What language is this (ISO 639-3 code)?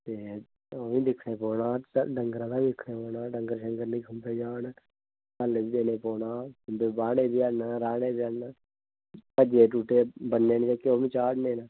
doi